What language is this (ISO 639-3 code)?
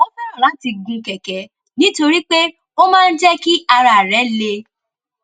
yor